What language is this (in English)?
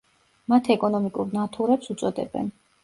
Georgian